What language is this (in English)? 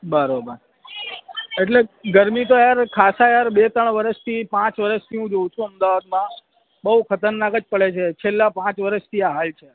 Gujarati